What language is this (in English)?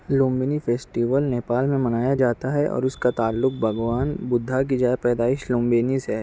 Urdu